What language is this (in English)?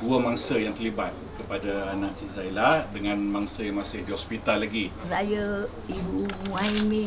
Malay